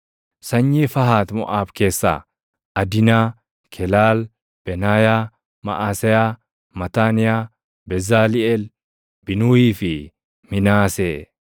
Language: Oromo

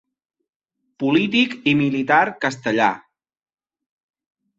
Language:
Catalan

